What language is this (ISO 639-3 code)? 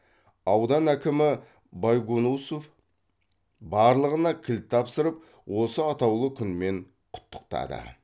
kaz